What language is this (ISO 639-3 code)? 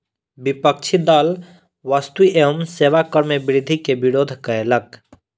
mai